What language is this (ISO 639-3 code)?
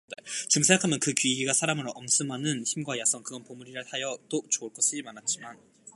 kor